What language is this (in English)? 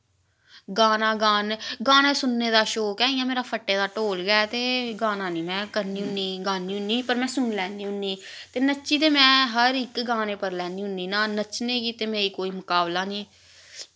Dogri